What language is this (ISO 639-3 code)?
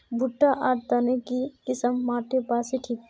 mag